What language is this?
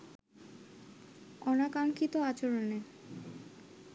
Bangla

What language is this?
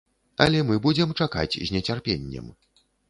Belarusian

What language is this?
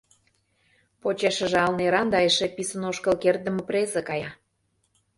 Mari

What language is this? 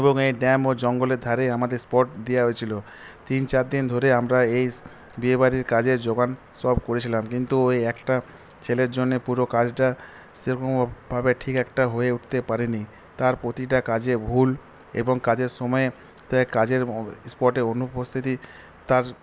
Bangla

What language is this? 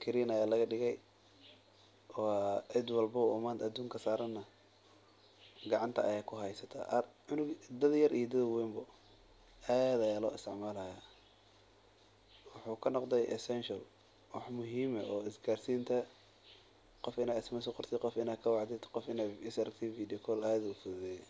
Somali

